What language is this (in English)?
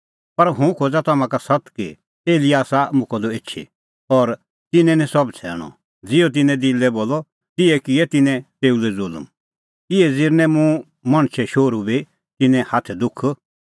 Kullu Pahari